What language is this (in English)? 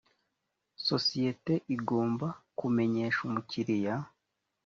Kinyarwanda